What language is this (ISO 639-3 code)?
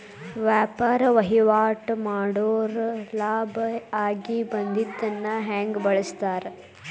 kan